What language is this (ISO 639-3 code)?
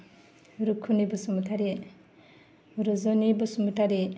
brx